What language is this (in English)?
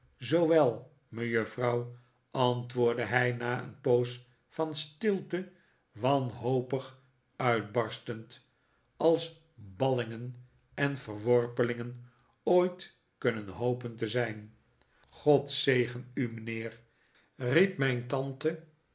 Dutch